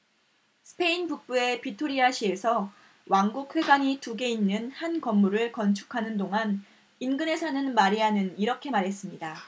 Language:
Korean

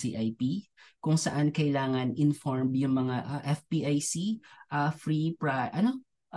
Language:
Filipino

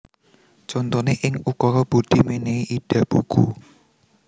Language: Javanese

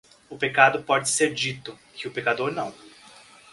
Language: Portuguese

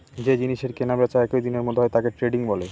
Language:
Bangla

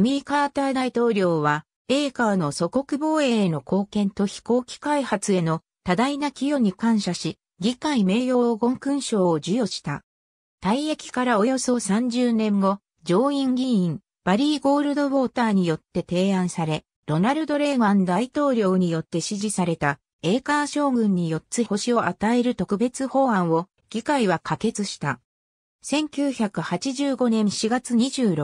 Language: Japanese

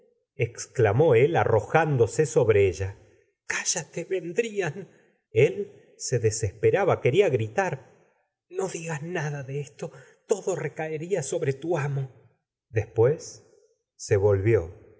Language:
Spanish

